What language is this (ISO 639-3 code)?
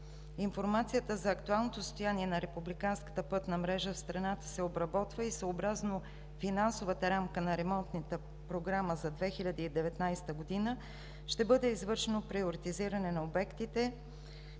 bul